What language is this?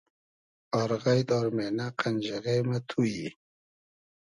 Hazaragi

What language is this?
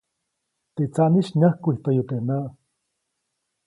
Copainalá Zoque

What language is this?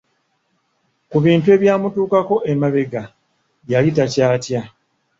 Ganda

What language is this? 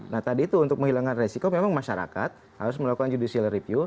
Indonesian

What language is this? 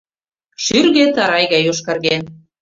Mari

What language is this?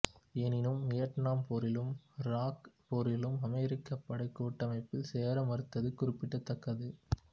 Tamil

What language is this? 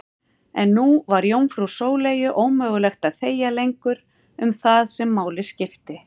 Icelandic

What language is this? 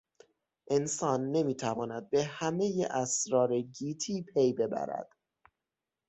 Persian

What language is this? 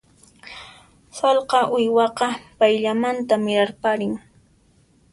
Puno Quechua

